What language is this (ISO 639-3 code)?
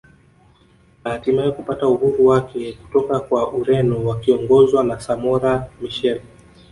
swa